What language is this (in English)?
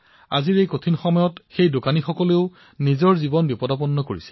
Assamese